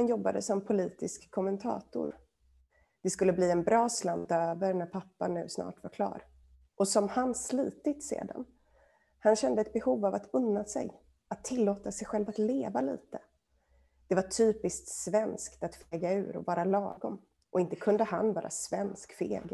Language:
Swedish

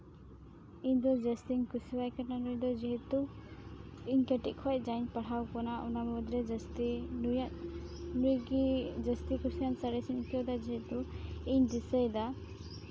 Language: Santali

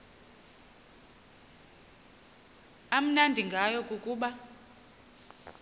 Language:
Xhosa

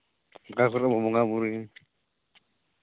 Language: Santali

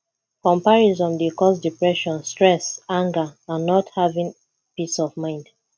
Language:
Nigerian Pidgin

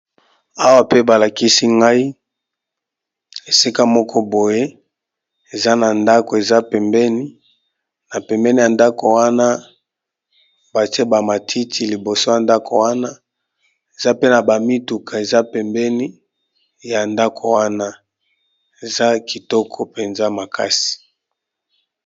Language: Lingala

